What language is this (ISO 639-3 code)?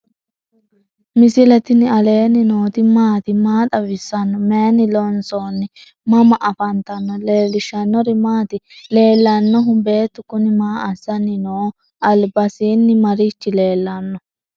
sid